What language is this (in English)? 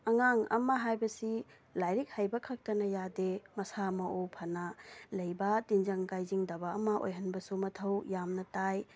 Manipuri